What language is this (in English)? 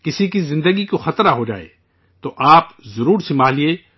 Urdu